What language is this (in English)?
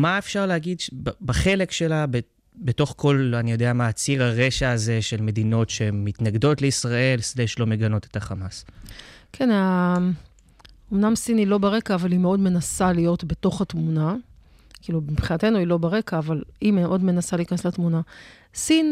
Hebrew